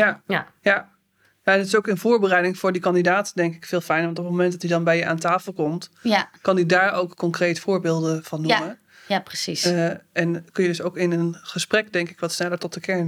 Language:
Dutch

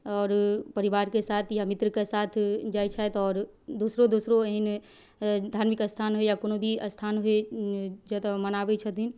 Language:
Maithili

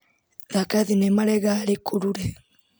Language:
Kikuyu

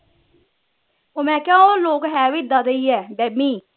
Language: Punjabi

